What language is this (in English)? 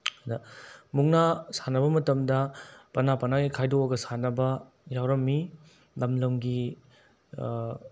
Manipuri